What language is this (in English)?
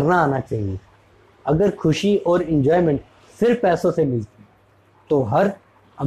Hindi